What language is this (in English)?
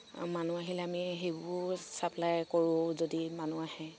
Assamese